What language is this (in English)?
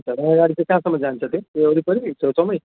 Nepali